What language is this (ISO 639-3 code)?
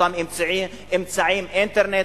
heb